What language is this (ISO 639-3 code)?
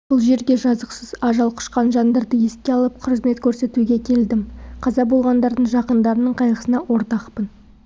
kaz